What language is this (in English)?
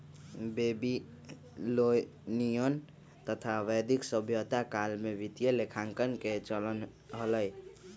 Magahi